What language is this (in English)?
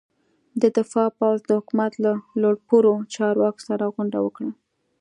Pashto